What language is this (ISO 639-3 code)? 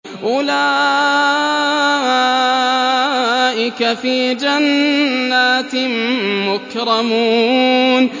ara